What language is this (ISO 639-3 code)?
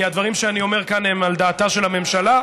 heb